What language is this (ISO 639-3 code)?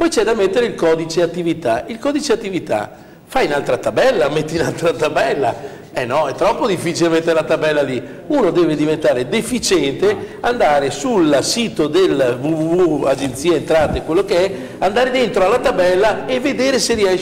ita